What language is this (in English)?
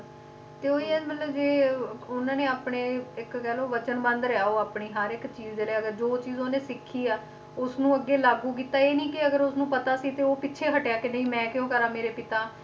Punjabi